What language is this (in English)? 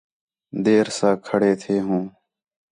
Khetrani